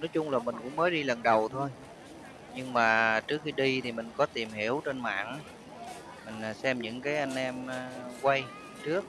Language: Vietnamese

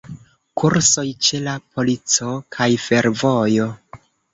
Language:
Esperanto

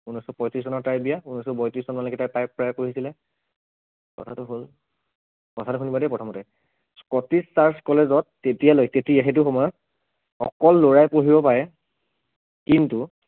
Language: Assamese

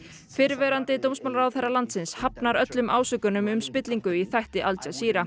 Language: Icelandic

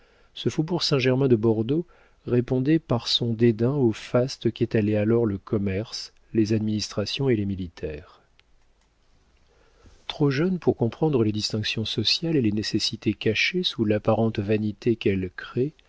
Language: French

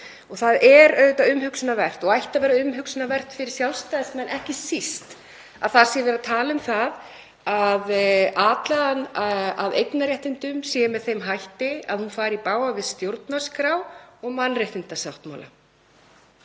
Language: Icelandic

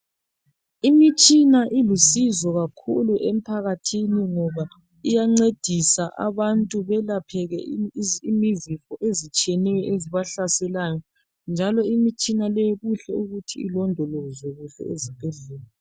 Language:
North Ndebele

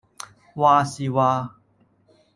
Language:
Cantonese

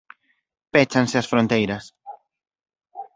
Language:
Galician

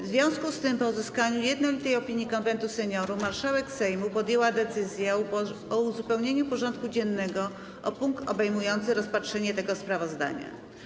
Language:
Polish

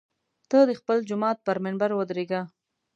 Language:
Pashto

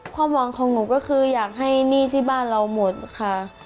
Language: Thai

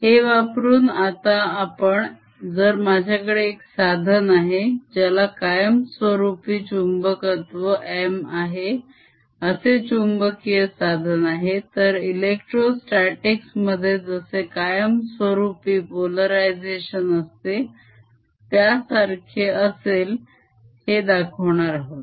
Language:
Marathi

